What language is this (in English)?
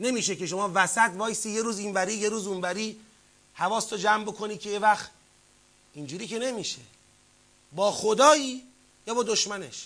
Persian